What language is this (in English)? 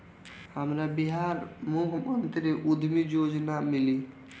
Bhojpuri